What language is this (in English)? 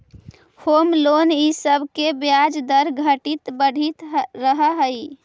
Magahi